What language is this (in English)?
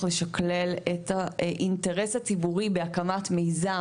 Hebrew